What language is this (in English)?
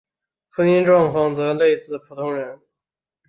Chinese